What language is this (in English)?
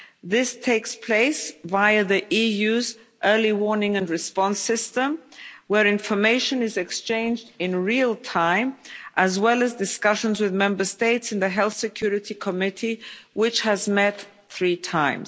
English